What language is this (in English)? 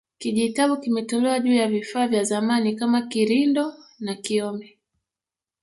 Swahili